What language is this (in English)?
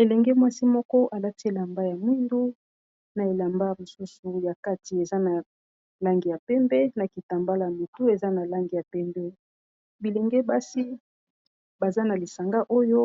Lingala